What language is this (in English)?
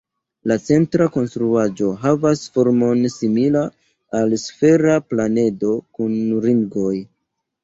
Esperanto